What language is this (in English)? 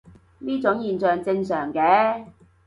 Cantonese